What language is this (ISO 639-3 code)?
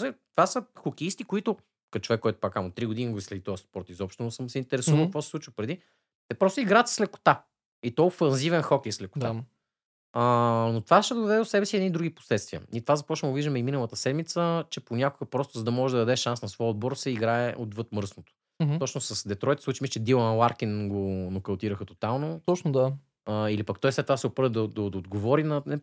bul